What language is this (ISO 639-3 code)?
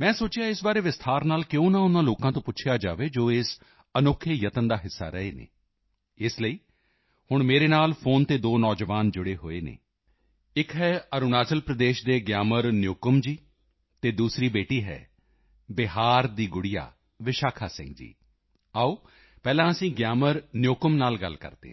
pan